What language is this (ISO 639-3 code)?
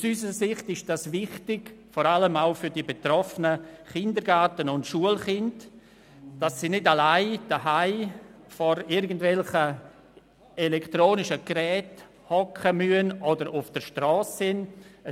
gsw